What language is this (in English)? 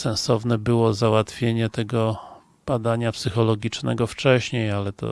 Polish